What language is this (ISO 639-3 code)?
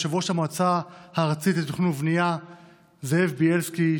heb